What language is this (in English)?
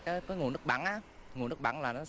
Vietnamese